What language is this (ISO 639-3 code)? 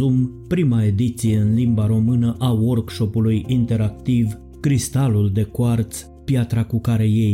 ron